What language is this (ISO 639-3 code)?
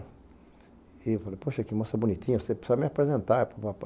por